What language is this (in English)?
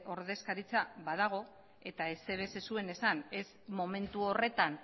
Basque